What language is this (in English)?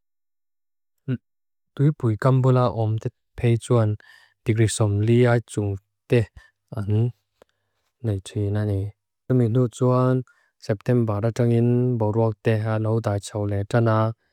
Mizo